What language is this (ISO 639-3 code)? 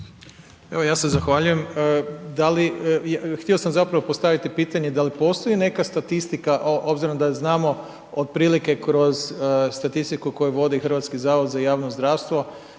hrv